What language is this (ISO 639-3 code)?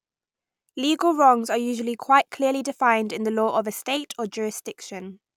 eng